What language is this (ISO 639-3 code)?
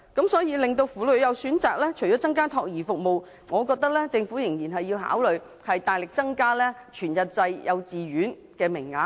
yue